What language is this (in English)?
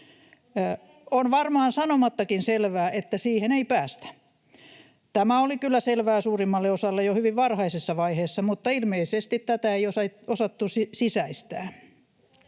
Finnish